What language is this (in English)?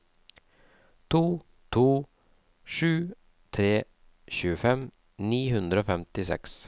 Norwegian